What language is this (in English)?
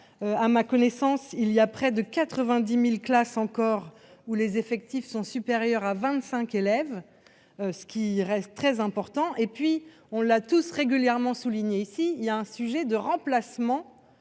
French